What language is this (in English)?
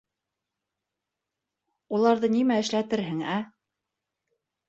Bashkir